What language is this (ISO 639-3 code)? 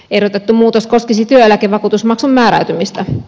fin